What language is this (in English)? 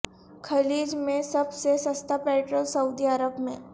Urdu